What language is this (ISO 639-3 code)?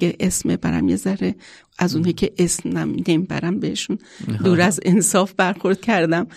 fas